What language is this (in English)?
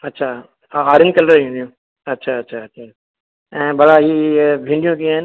Sindhi